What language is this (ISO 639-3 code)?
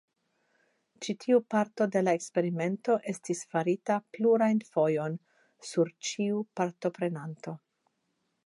epo